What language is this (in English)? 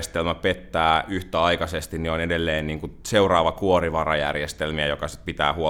Finnish